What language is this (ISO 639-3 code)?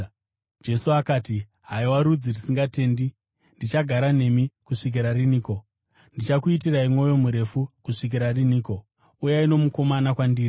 sna